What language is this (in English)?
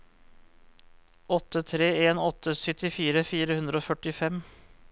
Norwegian